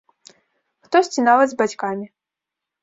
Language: Belarusian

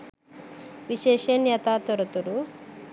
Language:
Sinhala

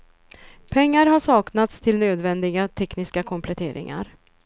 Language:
Swedish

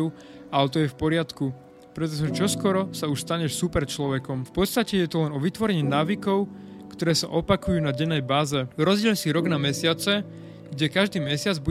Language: Slovak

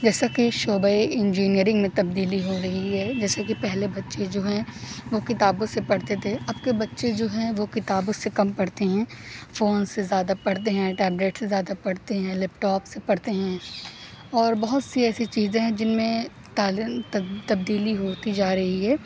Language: Urdu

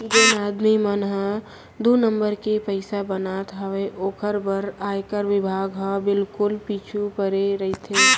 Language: Chhattisgarhi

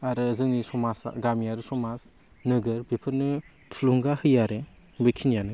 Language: Bodo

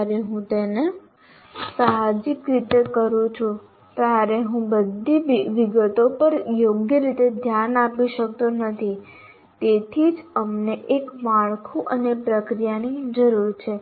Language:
Gujarati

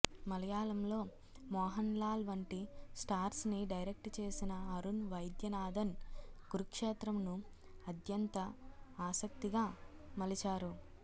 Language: Telugu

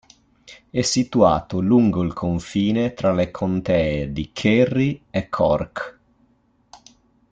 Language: Italian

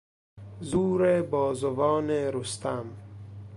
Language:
Persian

